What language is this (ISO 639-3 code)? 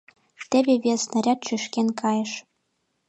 chm